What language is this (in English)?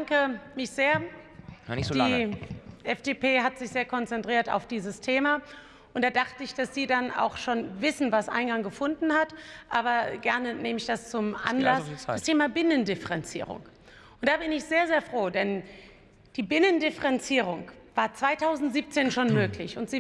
German